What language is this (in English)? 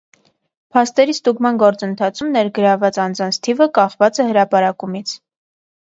Armenian